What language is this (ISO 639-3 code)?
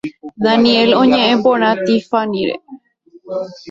grn